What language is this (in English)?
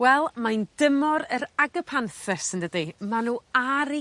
Welsh